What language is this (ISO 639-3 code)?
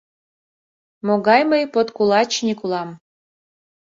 chm